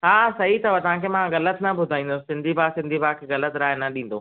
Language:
Sindhi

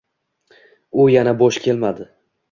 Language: Uzbek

